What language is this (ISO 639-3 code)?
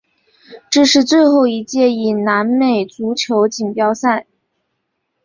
zho